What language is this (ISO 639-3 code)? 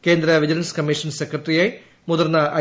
mal